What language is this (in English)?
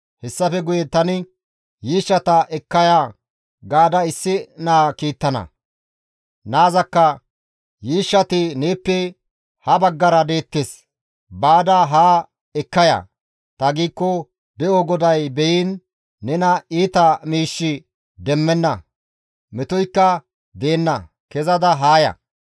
Gamo